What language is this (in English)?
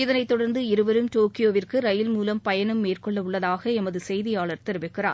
Tamil